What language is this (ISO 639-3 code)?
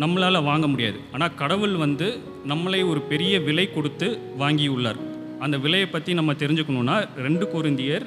ron